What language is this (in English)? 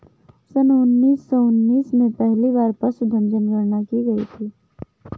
Hindi